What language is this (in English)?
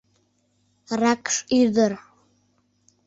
Mari